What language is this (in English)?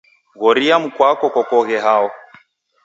Taita